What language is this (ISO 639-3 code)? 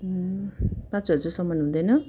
nep